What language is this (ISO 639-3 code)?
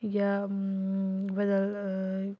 kas